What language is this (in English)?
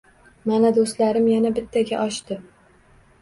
Uzbek